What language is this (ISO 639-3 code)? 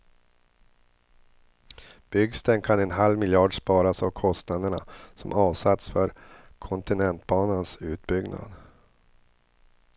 swe